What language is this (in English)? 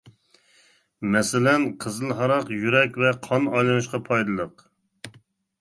Uyghur